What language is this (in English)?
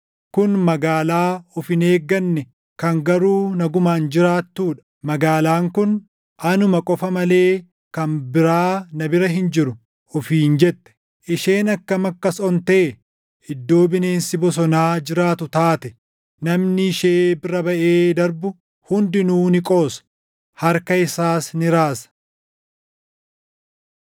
Oromo